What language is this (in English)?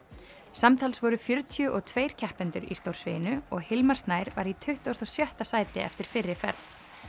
Icelandic